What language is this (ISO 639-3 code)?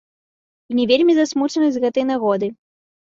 bel